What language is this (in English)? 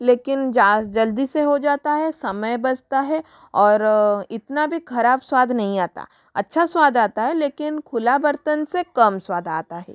Hindi